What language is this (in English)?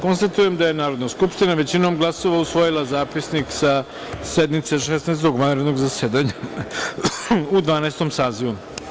Serbian